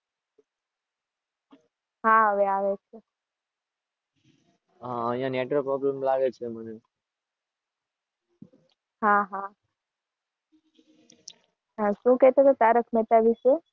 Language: Gujarati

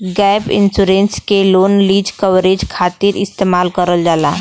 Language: Bhojpuri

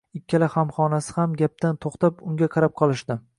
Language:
Uzbek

